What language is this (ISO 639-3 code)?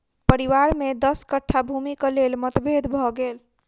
mai